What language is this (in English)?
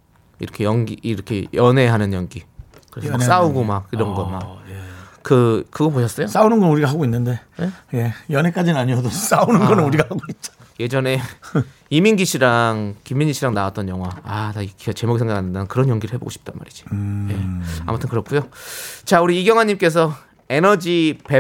Korean